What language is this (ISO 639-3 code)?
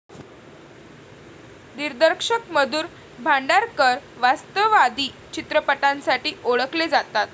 mar